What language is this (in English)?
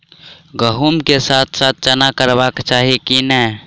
Maithili